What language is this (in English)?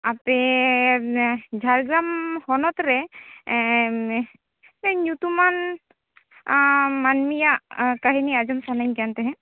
Santali